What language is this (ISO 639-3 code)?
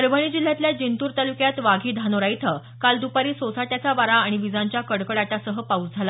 mar